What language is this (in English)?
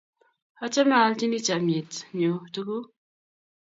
Kalenjin